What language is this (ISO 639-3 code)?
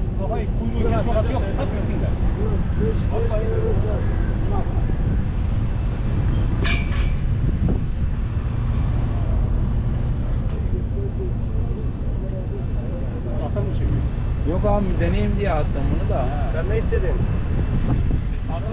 tur